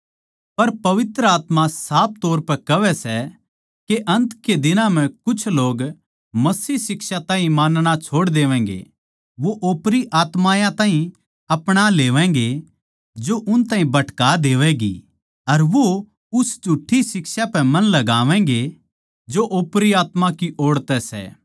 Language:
Haryanvi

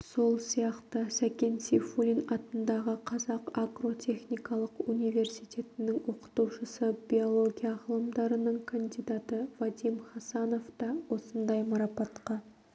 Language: Kazakh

